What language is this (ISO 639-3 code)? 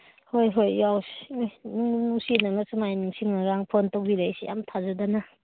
mni